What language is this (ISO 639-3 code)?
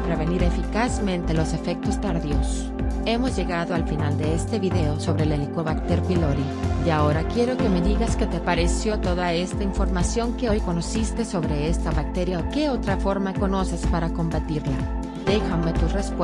spa